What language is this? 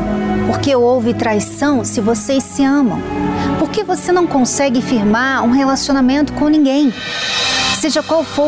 Portuguese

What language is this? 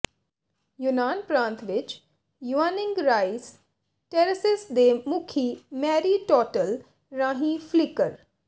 Punjabi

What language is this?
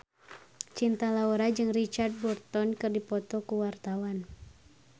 Sundanese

